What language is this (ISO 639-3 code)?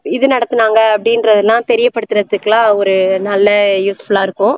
tam